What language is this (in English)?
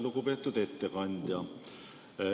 Estonian